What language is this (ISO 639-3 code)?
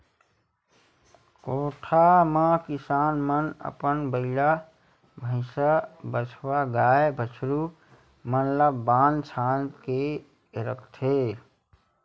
hne